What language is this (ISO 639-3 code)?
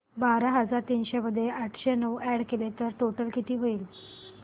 mar